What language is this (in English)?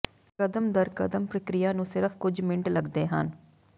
Punjabi